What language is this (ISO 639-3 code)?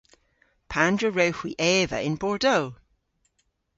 cor